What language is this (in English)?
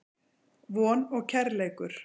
Icelandic